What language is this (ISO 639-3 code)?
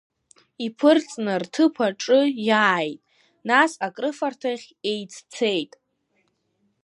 abk